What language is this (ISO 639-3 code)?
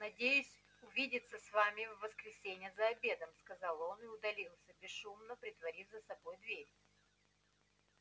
rus